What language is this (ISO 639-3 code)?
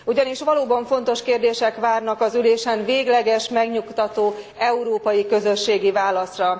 hun